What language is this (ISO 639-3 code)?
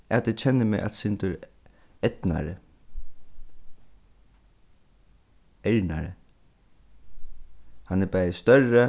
fao